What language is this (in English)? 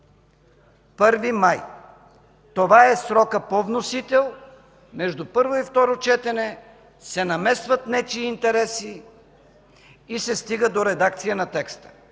Bulgarian